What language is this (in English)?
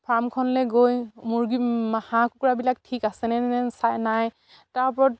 Assamese